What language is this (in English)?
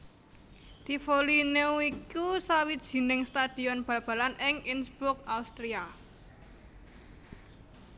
Javanese